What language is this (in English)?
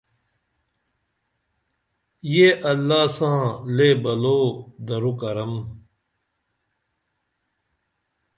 Dameli